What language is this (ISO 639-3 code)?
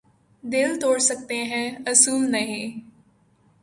urd